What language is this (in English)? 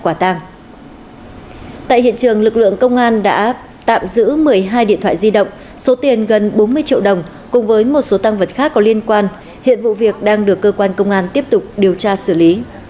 Vietnamese